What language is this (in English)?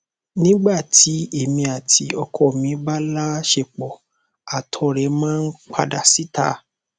Yoruba